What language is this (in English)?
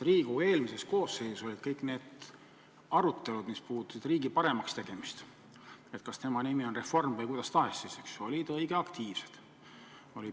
Estonian